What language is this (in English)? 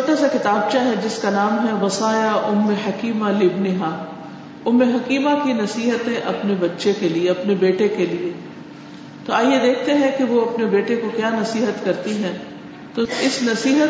Urdu